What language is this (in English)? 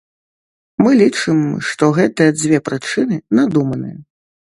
Belarusian